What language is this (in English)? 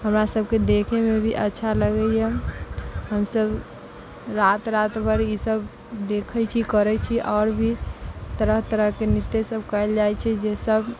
Maithili